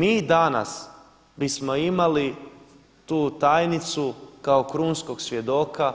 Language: Croatian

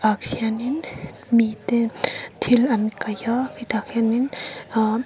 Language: Mizo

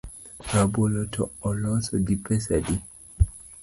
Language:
Luo (Kenya and Tanzania)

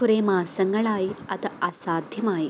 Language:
Malayalam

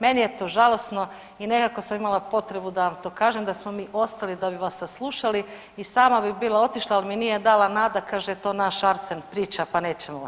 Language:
Croatian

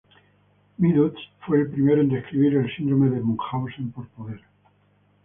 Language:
Spanish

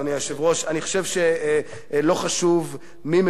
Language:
Hebrew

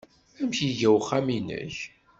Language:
Kabyle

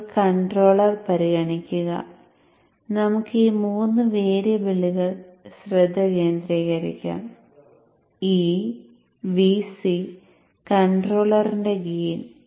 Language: Malayalam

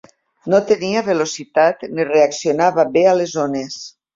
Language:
Catalan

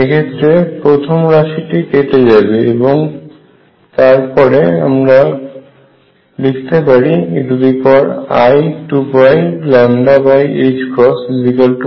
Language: Bangla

